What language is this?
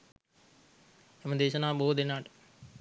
Sinhala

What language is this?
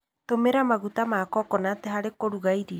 Kikuyu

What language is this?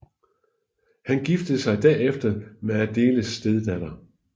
Danish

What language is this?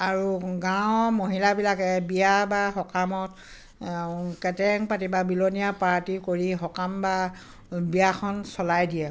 Assamese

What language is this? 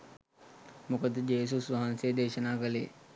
Sinhala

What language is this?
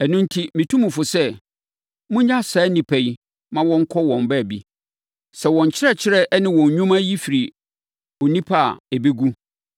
Akan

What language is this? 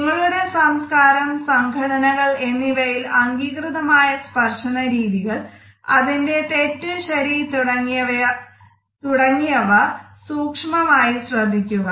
Malayalam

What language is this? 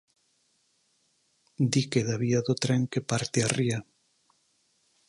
Galician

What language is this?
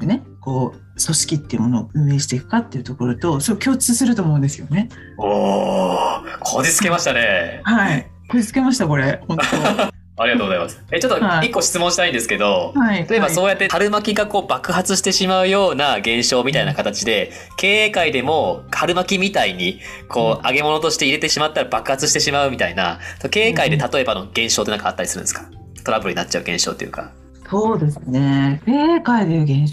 Japanese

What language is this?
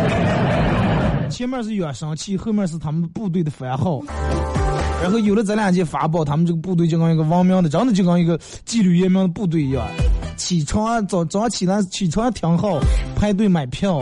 Chinese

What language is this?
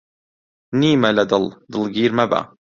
Central Kurdish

